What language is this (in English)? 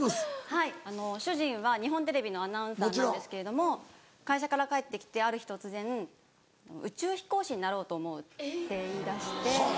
Japanese